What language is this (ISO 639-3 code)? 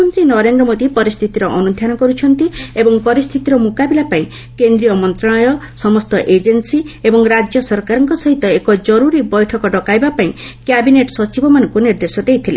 ori